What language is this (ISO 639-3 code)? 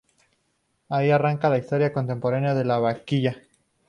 spa